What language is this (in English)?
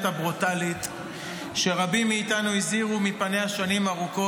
Hebrew